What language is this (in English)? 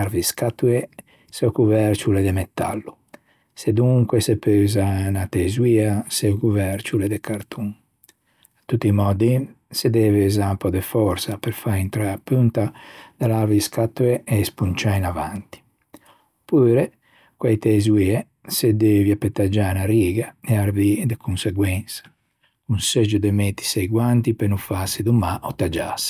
Ligurian